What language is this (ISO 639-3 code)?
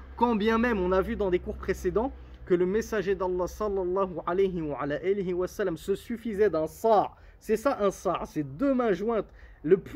fra